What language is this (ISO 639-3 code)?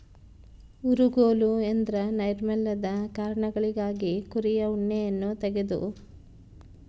kan